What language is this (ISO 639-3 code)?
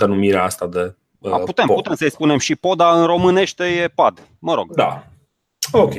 ron